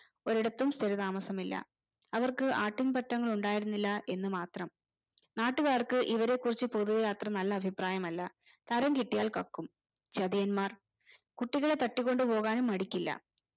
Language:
Malayalam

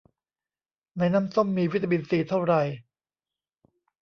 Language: Thai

